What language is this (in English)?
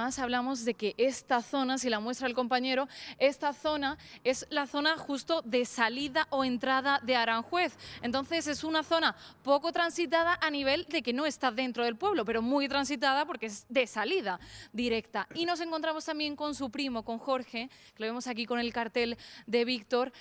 Spanish